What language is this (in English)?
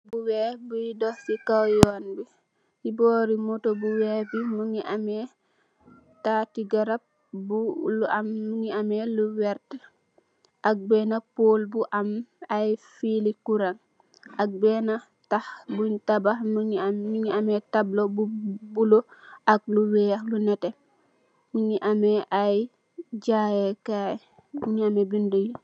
Wolof